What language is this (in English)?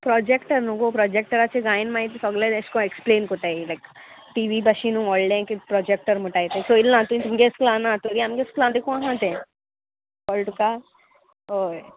Konkani